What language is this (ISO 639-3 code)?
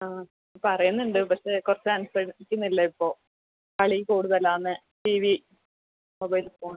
mal